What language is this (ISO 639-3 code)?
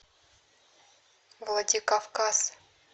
rus